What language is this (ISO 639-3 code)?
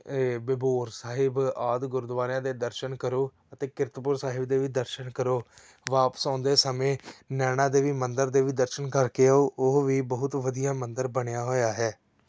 pan